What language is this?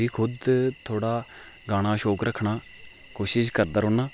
Dogri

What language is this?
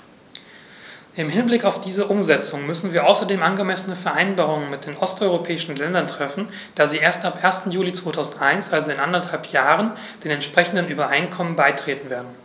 German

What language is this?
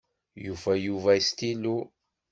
Kabyle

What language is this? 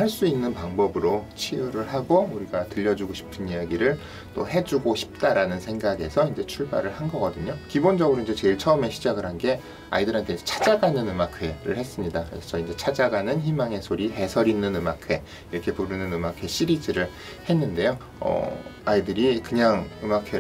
Korean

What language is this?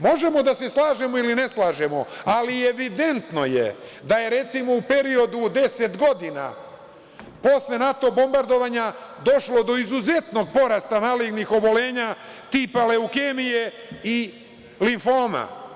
Serbian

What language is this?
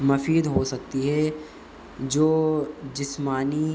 Urdu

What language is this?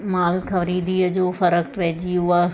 Sindhi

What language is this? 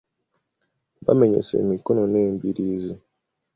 Ganda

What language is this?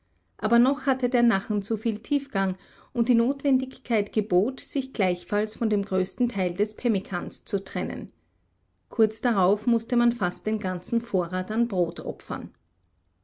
German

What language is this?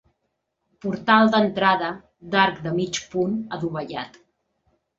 Catalan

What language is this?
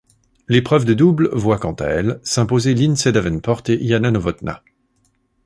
French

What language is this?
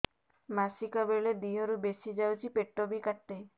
Odia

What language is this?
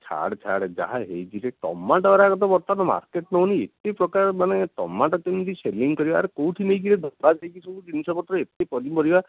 Odia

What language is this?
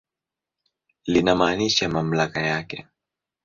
Swahili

